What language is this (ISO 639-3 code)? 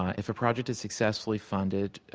eng